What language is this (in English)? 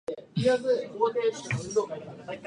Japanese